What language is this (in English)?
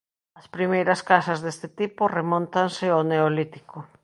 Galician